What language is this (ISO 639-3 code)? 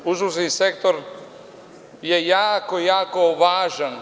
srp